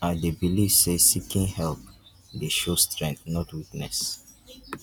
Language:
Nigerian Pidgin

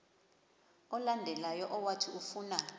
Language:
Xhosa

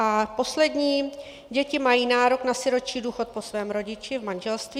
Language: Czech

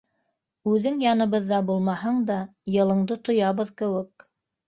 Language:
Bashkir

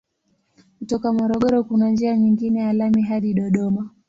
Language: Swahili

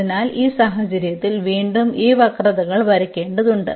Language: Malayalam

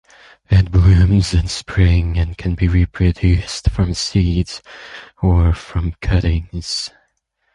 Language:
English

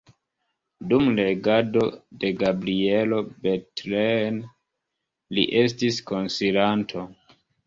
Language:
Esperanto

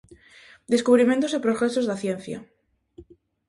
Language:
Galician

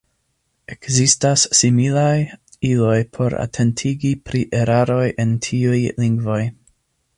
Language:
Esperanto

